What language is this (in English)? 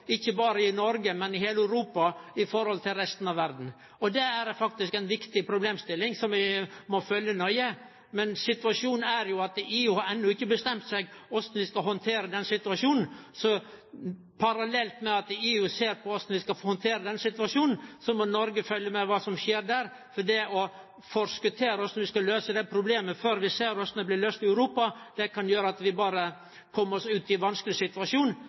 Norwegian Nynorsk